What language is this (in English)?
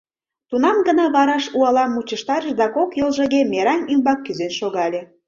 Mari